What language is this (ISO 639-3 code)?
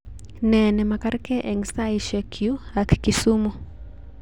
kln